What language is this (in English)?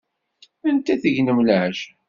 Kabyle